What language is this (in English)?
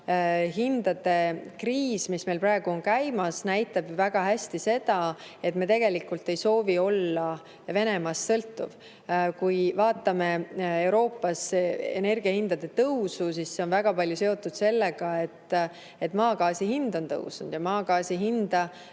Estonian